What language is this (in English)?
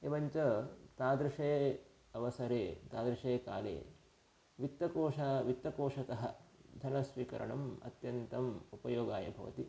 Sanskrit